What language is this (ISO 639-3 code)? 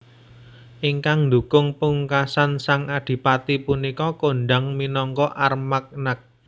jav